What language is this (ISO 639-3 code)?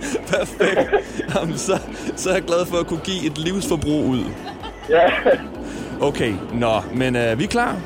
dan